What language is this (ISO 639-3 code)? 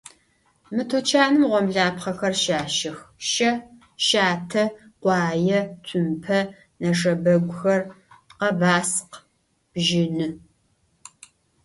ady